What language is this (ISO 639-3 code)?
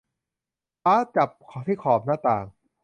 tha